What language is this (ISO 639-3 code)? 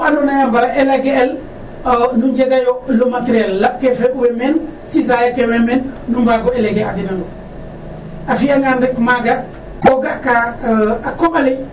srr